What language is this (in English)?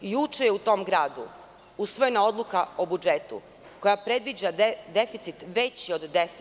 Serbian